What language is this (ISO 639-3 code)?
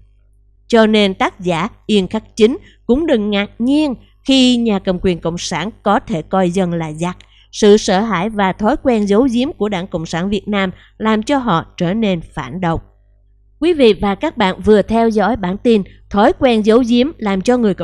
vie